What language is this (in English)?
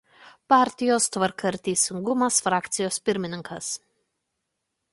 Lithuanian